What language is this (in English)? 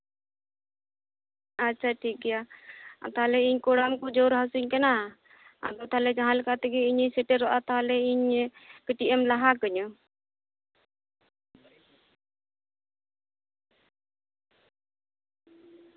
Santali